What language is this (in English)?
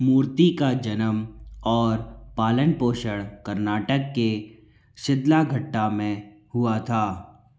Hindi